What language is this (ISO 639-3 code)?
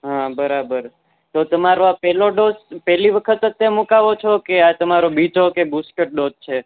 guj